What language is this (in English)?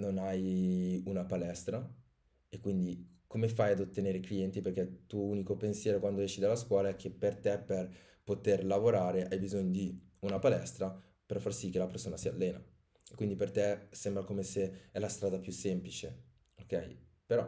Italian